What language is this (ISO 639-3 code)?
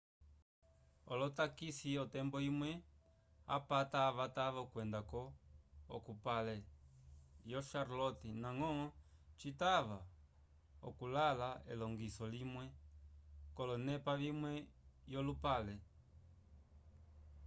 umb